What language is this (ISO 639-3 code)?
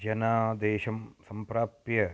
san